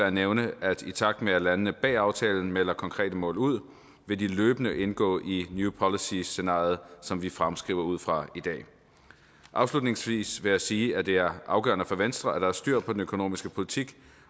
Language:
Danish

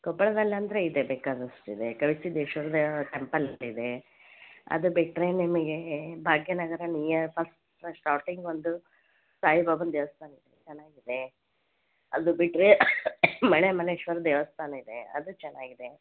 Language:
Kannada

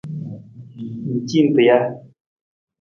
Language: Nawdm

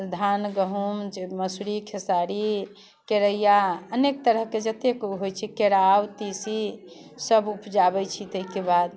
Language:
Maithili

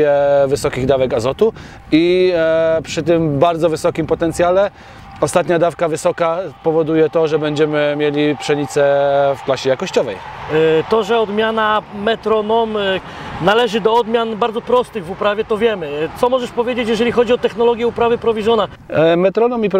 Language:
Polish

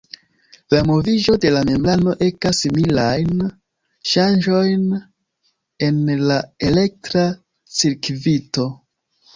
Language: Esperanto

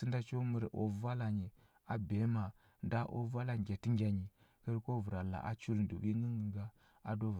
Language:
Huba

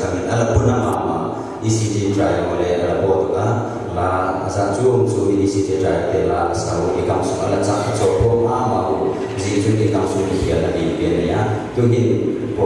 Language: Korean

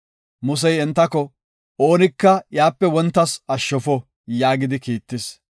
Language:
Gofa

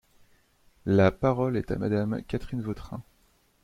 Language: French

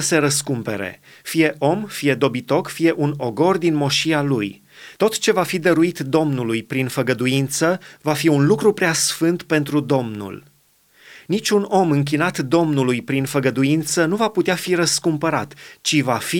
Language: Romanian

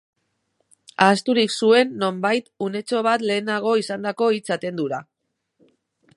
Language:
Basque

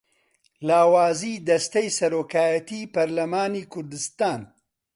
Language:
Central Kurdish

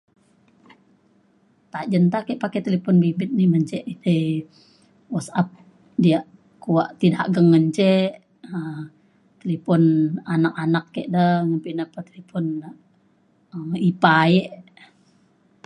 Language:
Mainstream Kenyah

